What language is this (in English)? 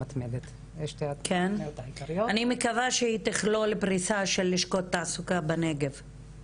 Hebrew